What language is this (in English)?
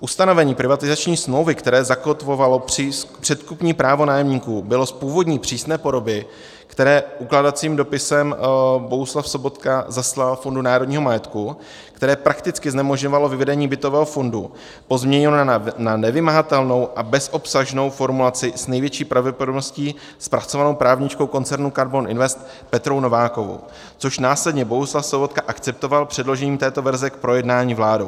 Czech